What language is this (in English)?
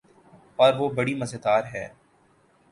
Urdu